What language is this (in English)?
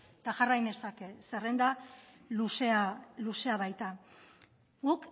Basque